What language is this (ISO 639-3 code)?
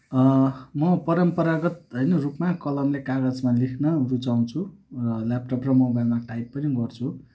nep